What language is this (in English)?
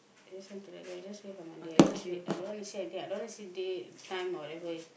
English